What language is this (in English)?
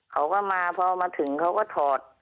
Thai